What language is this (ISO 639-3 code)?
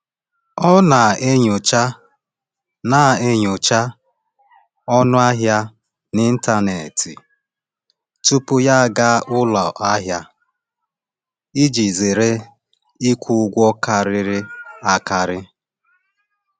ibo